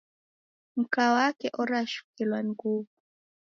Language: Taita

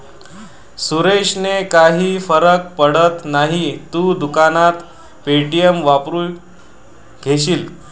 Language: Marathi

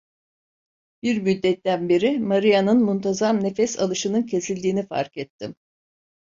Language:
Turkish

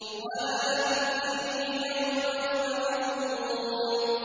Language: Arabic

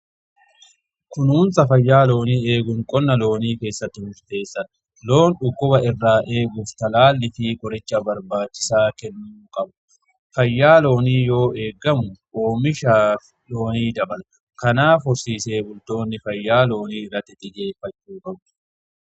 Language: Oromo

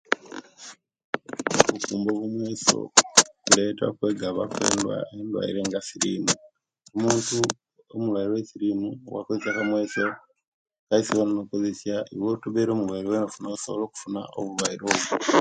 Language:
Kenyi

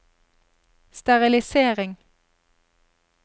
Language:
Norwegian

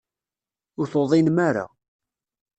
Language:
Kabyle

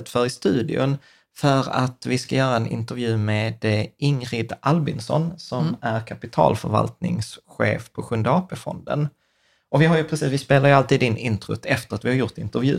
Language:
Swedish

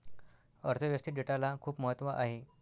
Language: Marathi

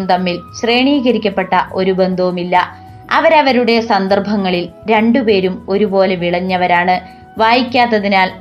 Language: Malayalam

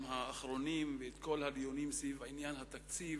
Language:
Hebrew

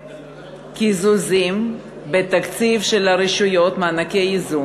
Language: Hebrew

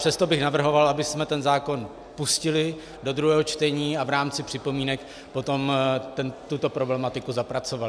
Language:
Czech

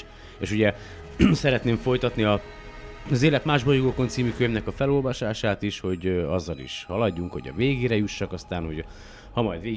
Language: Hungarian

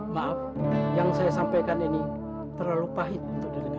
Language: Indonesian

